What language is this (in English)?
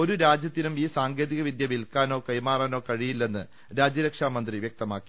Malayalam